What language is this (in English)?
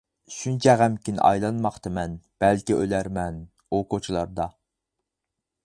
Uyghur